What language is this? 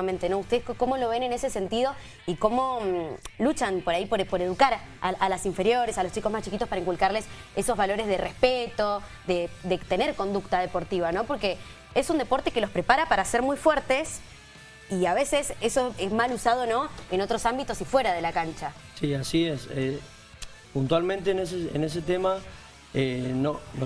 Spanish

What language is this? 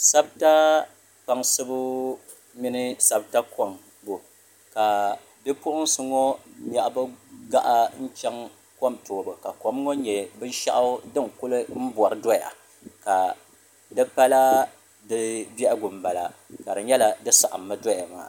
Dagbani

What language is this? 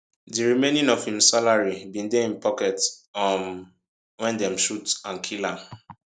Nigerian Pidgin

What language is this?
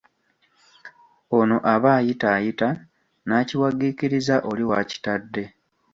Ganda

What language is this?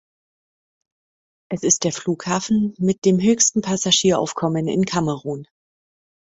German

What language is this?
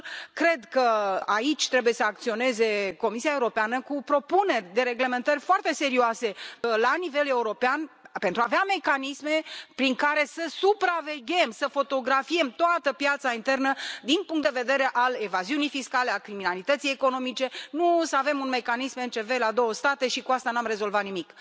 Romanian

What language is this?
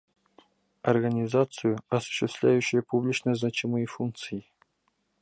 Bashkir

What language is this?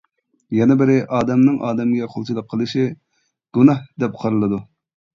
Uyghur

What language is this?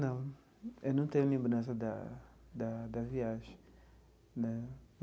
Portuguese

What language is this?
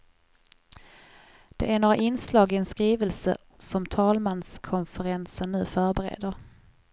Swedish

